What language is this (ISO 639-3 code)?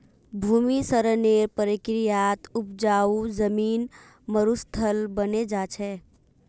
mag